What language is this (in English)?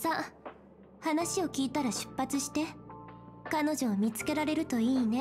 Japanese